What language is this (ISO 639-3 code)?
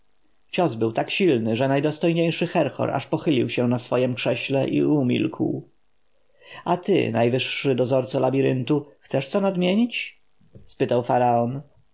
pol